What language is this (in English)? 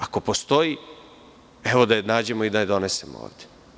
Serbian